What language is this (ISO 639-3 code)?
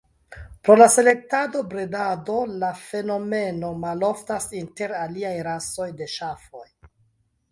epo